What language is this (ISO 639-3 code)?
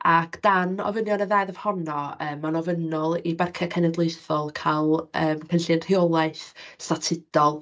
cym